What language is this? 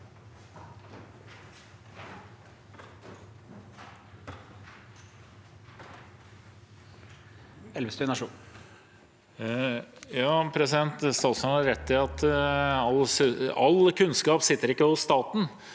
Norwegian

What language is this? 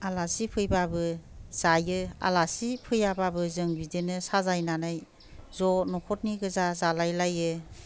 Bodo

